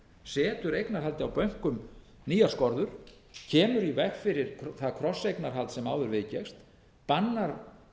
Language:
Icelandic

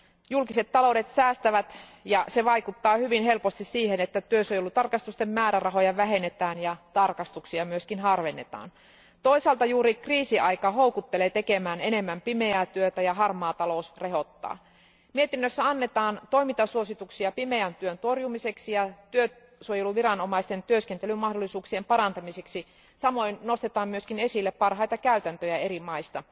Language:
Finnish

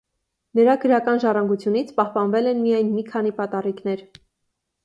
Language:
Armenian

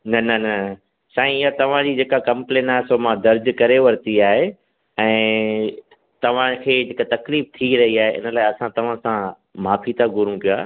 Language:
Sindhi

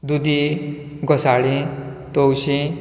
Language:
Konkani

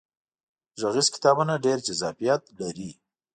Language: Pashto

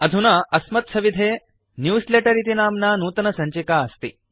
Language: Sanskrit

